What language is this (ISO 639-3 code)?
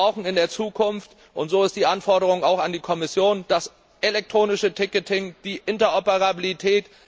deu